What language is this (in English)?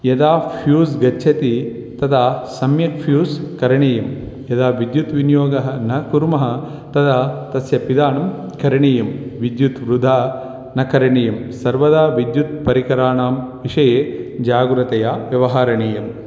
Sanskrit